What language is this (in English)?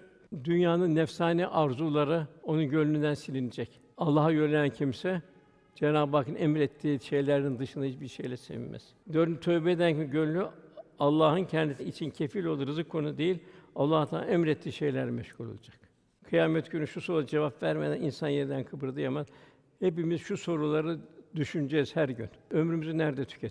Turkish